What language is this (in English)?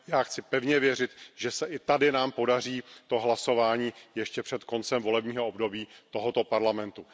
Czech